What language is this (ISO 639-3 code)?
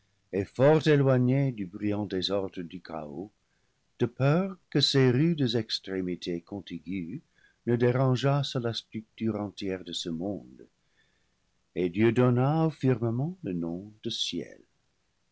fra